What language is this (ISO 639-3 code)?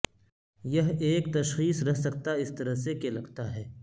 urd